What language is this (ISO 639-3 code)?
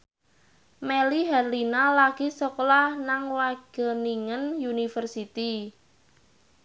jav